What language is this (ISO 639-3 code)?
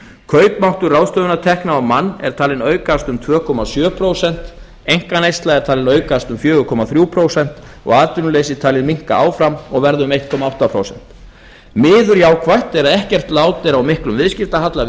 isl